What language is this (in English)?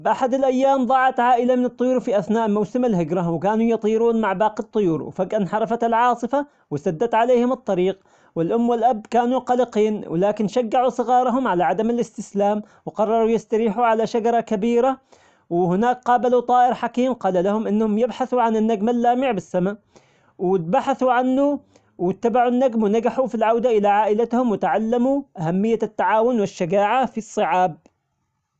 Omani Arabic